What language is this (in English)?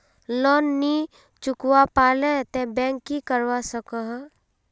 Magahi